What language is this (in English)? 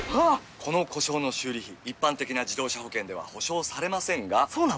Japanese